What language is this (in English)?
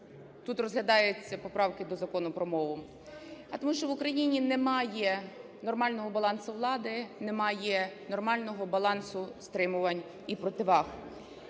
Ukrainian